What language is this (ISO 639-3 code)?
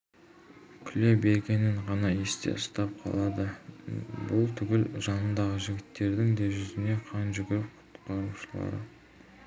kaz